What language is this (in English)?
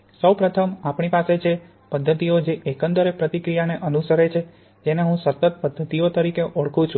Gujarati